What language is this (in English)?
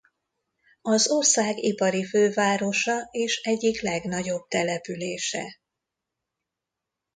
Hungarian